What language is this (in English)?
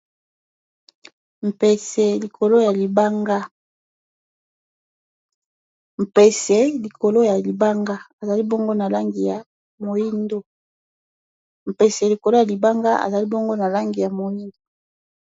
Lingala